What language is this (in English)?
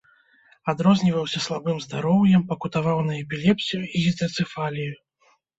Belarusian